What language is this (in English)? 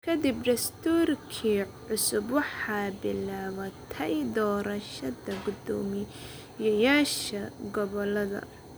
Somali